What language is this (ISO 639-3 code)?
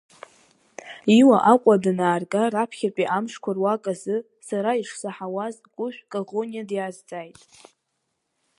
abk